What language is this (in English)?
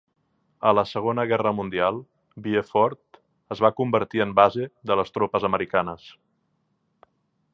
Catalan